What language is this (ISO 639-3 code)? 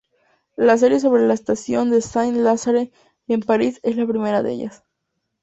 spa